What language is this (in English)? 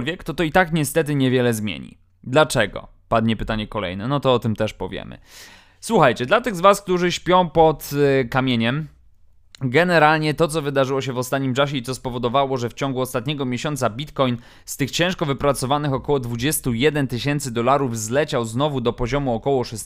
Polish